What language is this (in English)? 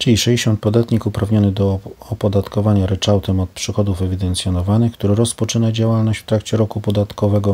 Polish